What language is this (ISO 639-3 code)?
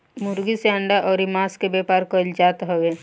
bho